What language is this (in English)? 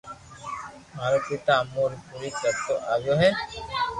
Loarki